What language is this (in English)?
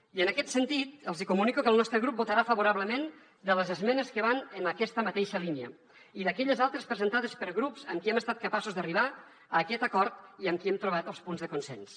Catalan